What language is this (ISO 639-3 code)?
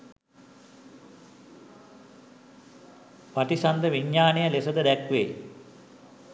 sin